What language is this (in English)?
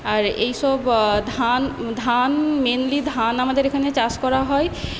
Bangla